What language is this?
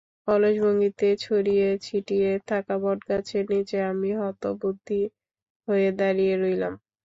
Bangla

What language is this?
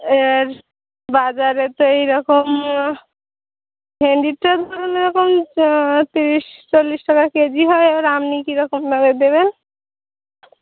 Bangla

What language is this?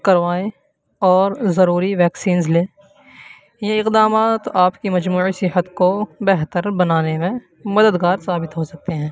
Urdu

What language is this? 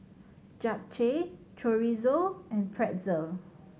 English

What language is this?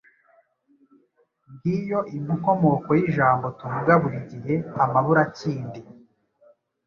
Kinyarwanda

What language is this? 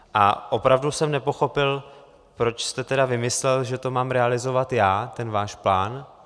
Czech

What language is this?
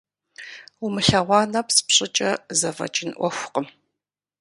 Kabardian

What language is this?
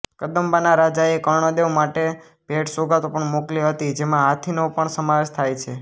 Gujarati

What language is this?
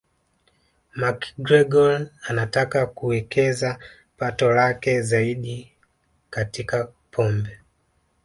Swahili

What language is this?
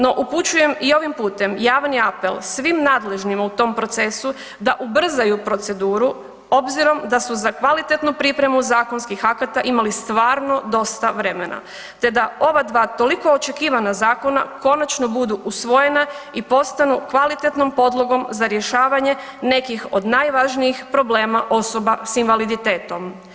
Croatian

